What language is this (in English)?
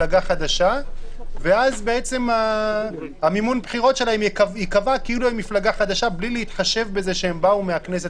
Hebrew